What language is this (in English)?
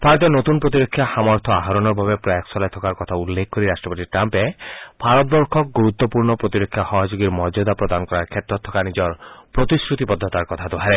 Assamese